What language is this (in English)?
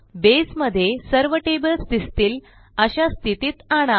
Marathi